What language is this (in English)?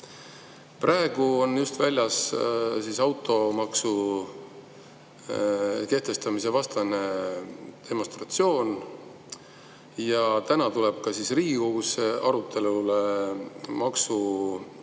Estonian